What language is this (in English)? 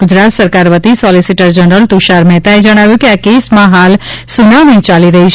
Gujarati